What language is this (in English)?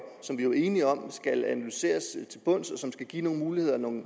Danish